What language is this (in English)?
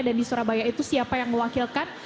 Indonesian